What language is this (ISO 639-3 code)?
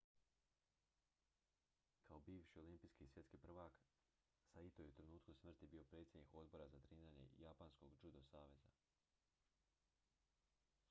hrv